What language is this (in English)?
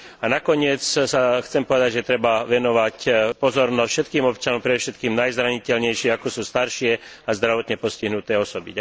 Slovak